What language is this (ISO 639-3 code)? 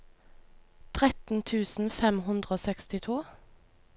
nor